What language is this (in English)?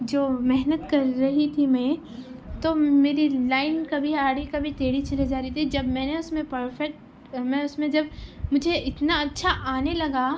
Urdu